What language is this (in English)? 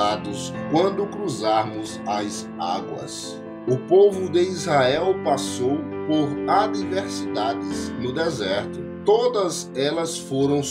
Portuguese